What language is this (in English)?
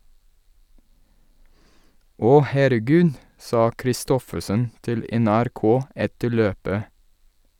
Norwegian